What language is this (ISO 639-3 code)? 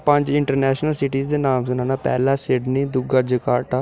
doi